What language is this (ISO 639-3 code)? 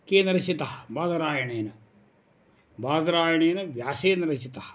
san